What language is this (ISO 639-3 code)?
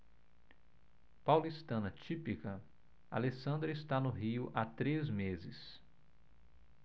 por